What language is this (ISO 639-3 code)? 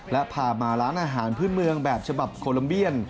tha